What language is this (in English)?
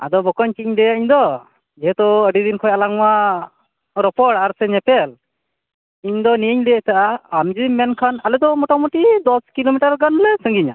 Santali